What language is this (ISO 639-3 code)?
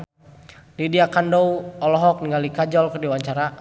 sun